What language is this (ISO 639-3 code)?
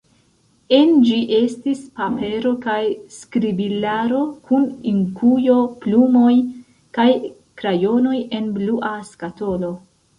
epo